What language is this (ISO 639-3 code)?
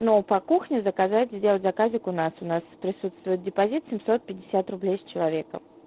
rus